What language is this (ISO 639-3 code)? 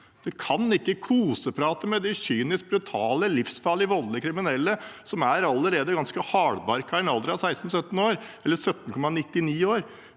nor